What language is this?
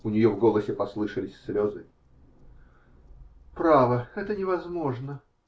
Russian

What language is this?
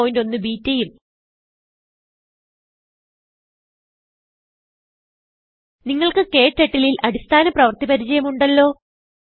Malayalam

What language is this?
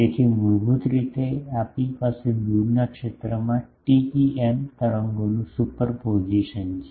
Gujarati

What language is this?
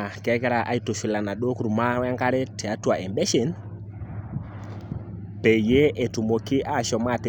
Masai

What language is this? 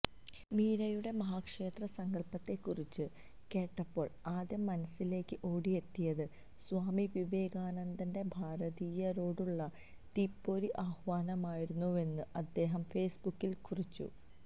Malayalam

